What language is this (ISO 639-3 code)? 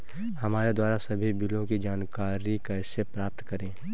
hin